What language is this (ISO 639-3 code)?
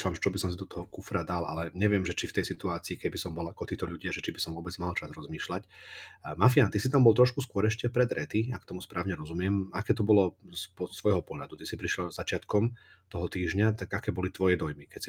slk